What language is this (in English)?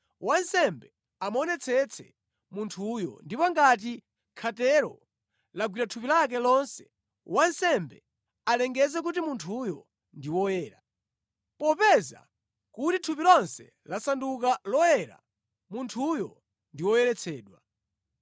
Nyanja